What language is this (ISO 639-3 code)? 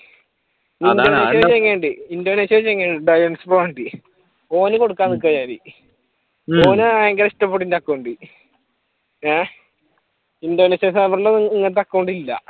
mal